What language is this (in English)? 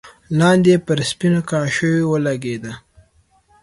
Pashto